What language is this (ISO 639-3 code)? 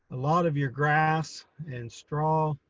eng